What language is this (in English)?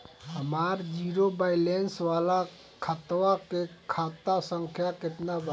Bhojpuri